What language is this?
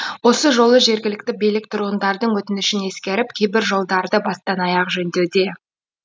Kazakh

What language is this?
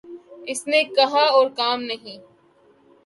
Urdu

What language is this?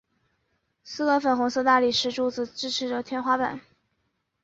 Chinese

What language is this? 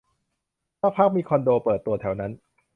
Thai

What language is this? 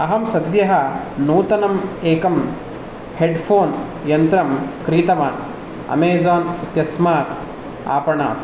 Sanskrit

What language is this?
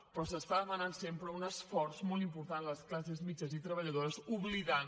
Catalan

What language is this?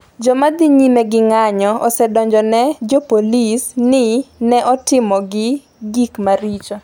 Luo (Kenya and Tanzania)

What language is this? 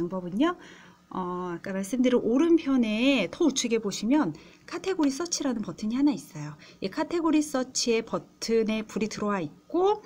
Korean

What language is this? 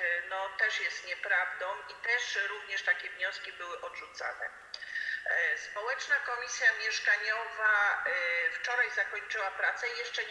Polish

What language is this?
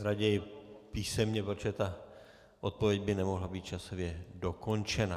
Czech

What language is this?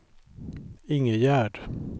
Swedish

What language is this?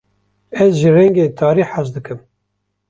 Kurdish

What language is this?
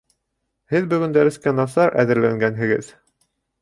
Bashkir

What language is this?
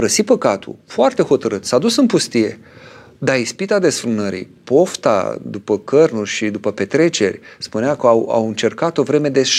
Romanian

